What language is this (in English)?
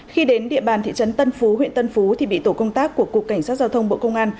Vietnamese